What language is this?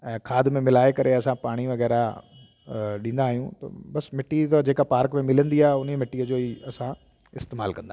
Sindhi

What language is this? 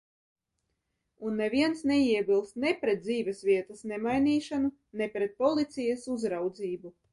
Latvian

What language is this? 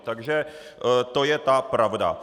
Czech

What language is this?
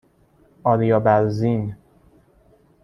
Persian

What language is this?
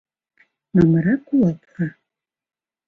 Mari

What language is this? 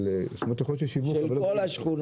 Hebrew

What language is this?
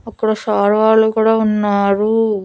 Telugu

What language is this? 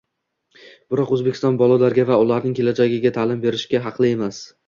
Uzbek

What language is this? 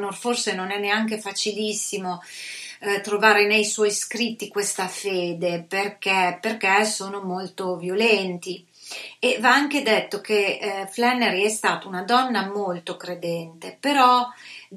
Italian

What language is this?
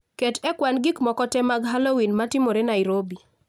Luo (Kenya and Tanzania)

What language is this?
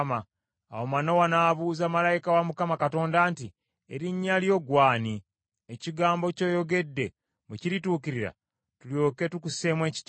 Ganda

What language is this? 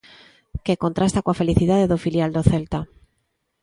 Galician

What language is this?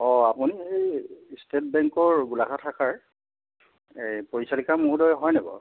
Assamese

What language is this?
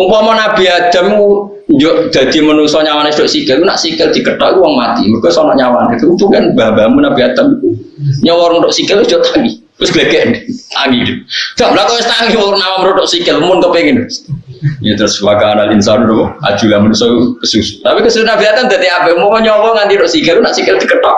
Indonesian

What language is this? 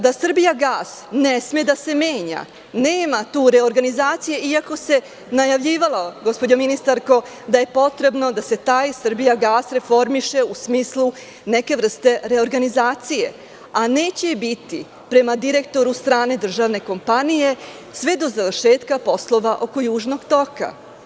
Serbian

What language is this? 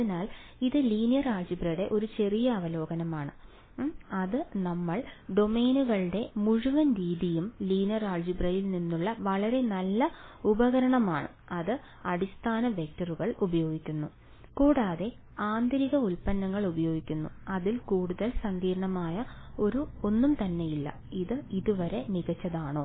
Malayalam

